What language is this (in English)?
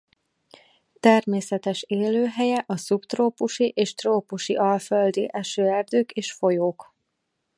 Hungarian